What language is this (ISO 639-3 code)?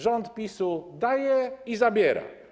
pol